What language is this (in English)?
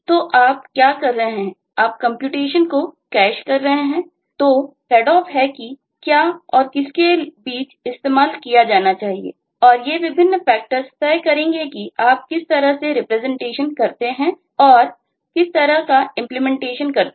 Hindi